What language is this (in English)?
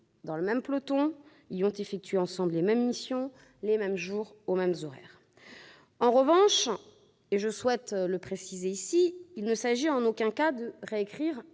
French